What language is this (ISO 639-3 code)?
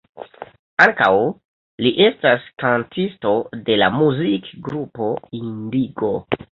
epo